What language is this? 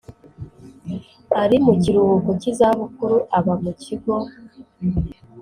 Kinyarwanda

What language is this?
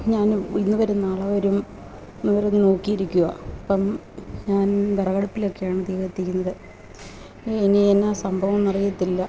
Malayalam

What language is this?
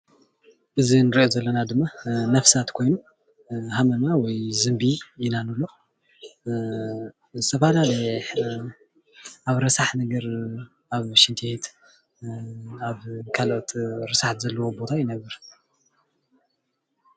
Tigrinya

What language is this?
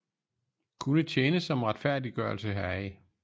Danish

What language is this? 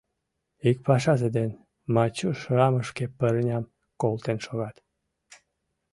Mari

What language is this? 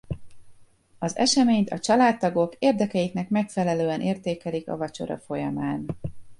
Hungarian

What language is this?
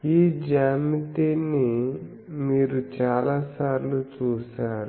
Telugu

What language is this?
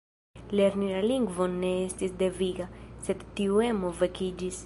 Esperanto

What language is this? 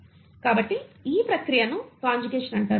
Telugu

